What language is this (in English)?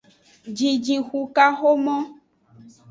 Aja (Benin)